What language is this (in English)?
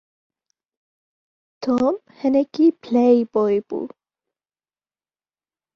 Kurdish